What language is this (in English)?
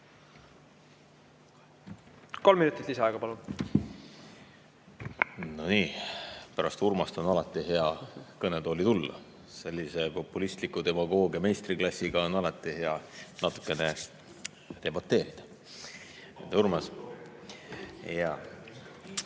Estonian